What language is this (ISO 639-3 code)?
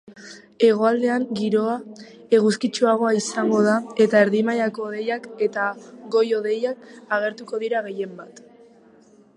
eus